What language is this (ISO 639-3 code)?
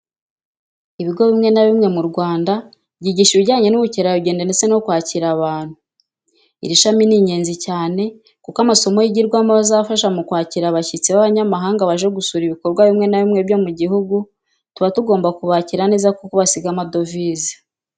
kin